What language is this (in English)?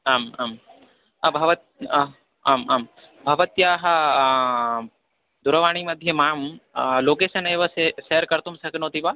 Sanskrit